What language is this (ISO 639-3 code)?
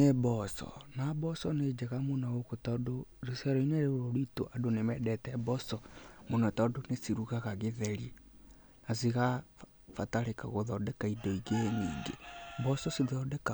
kik